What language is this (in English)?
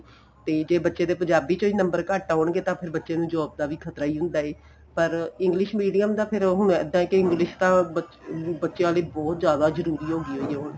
Punjabi